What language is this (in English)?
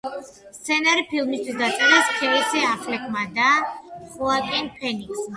Georgian